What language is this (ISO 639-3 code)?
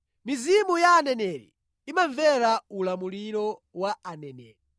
nya